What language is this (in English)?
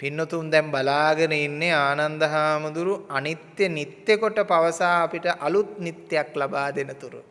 Sinhala